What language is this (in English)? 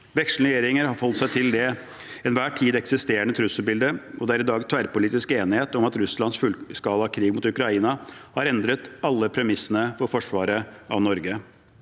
Norwegian